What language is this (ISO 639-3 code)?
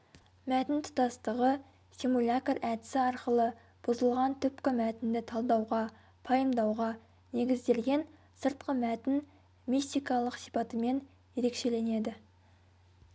kaz